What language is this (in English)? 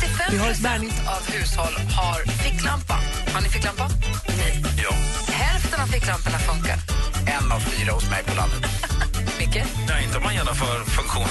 Swedish